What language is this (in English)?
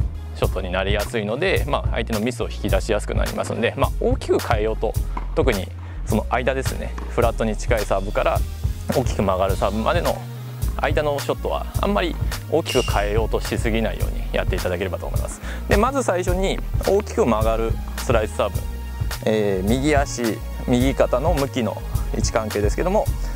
Japanese